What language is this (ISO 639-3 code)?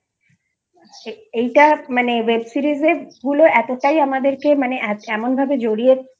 ben